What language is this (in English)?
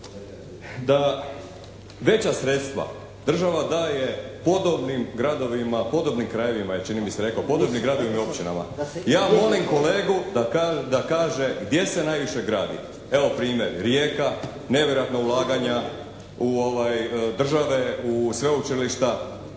Croatian